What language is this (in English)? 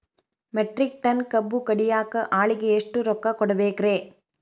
Kannada